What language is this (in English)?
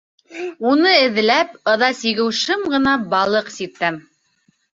Bashkir